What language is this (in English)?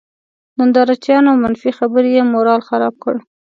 Pashto